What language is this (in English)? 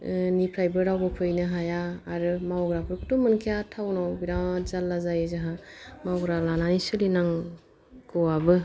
Bodo